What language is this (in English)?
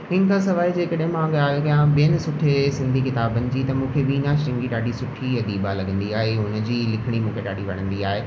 Sindhi